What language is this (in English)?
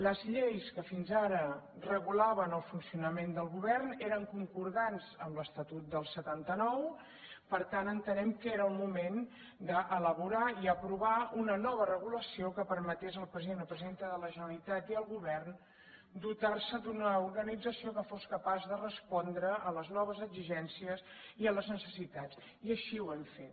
Catalan